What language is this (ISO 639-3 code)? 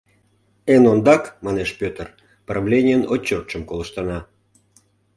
chm